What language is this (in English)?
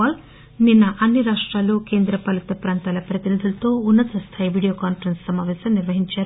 Telugu